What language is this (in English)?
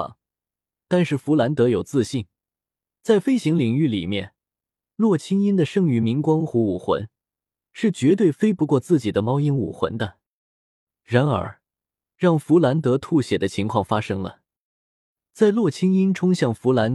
Chinese